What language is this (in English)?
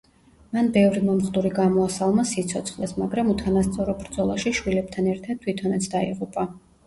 Georgian